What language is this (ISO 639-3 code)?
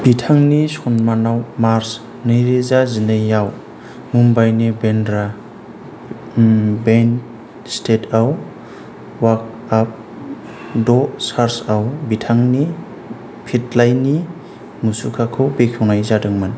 brx